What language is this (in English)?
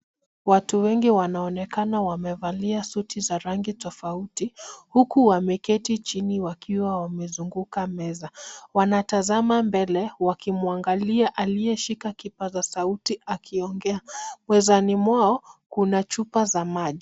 Swahili